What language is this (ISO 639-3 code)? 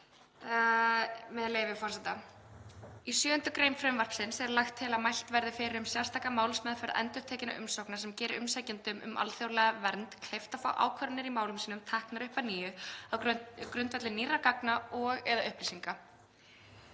isl